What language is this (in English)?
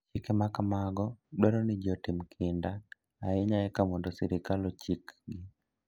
Luo (Kenya and Tanzania)